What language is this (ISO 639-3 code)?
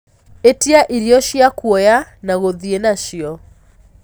kik